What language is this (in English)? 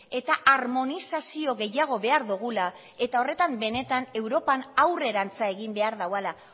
Basque